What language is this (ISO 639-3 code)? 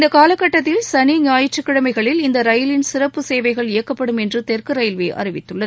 tam